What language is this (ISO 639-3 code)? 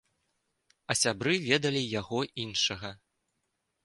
bel